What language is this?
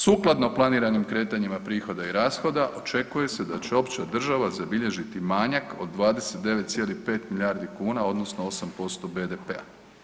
Croatian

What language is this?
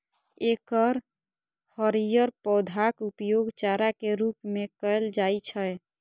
Maithili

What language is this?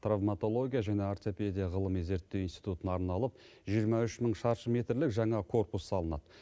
Kazakh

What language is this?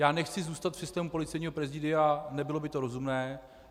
Czech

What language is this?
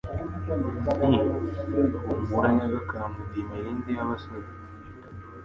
Kinyarwanda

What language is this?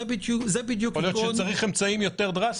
Hebrew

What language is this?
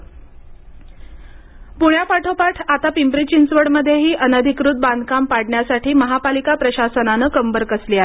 Marathi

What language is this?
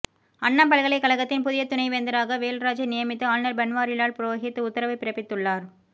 Tamil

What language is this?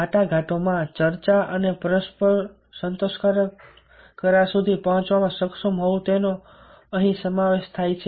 Gujarati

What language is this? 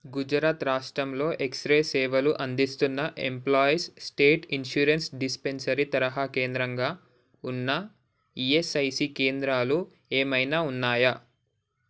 Telugu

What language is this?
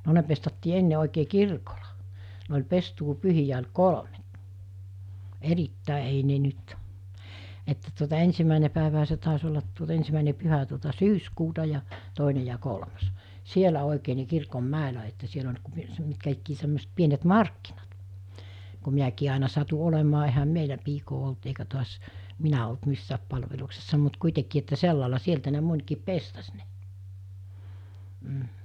Finnish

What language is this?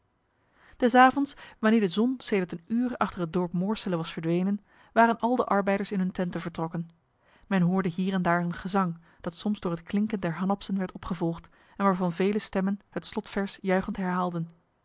Dutch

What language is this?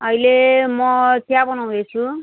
Nepali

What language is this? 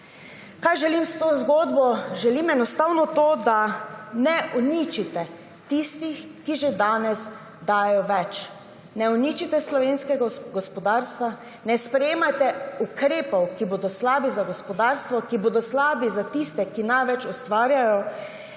Slovenian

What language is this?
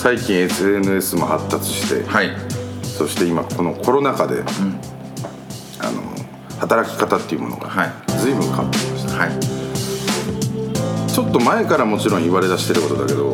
Japanese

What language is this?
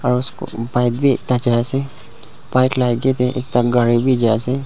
Naga Pidgin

